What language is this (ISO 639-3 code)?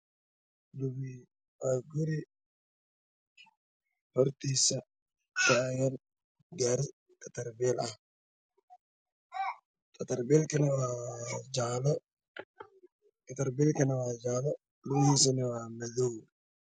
som